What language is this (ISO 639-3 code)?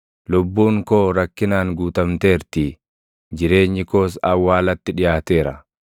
orm